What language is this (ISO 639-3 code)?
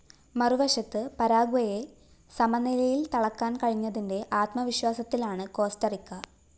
mal